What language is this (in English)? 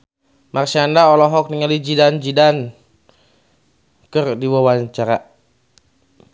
Sundanese